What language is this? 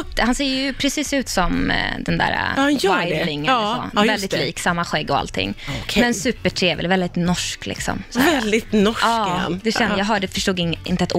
Swedish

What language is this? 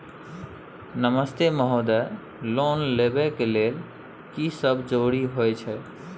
Maithili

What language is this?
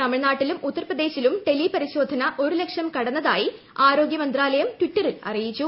Malayalam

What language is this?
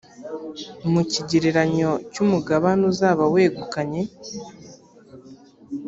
Kinyarwanda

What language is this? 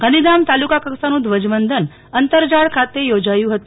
Gujarati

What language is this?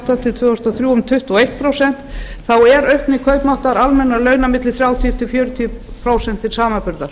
Icelandic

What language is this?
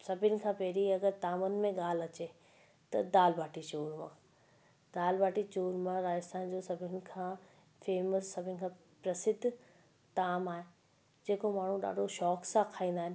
Sindhi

